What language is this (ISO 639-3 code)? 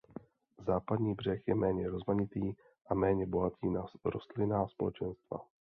ces